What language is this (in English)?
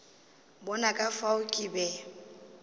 Northern Sotho